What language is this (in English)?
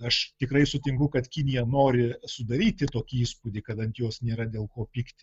Lithuanian